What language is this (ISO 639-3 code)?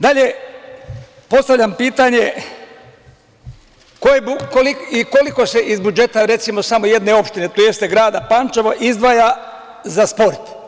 srp